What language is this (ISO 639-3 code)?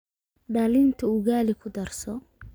som